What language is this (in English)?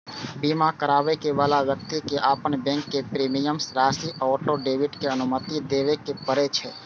Maithili